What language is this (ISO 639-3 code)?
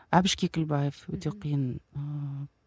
kaz